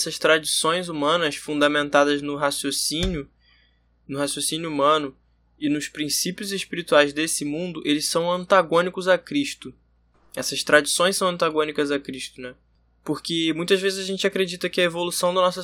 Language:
Portuguese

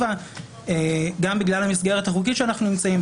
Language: Hebrew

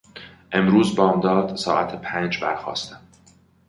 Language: Persian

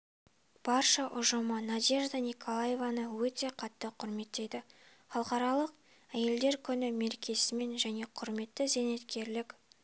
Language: Kazakh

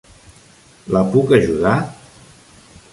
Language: Catalan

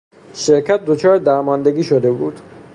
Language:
Persian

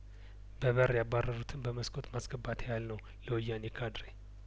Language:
Amharic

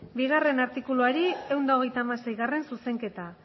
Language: Basque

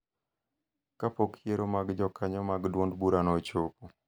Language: Luo (Kenya and Tanzania)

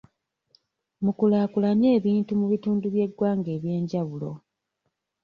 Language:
Ganda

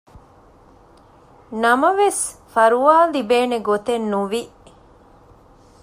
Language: Divehi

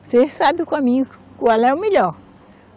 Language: Portuguese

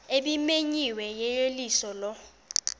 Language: Xhosa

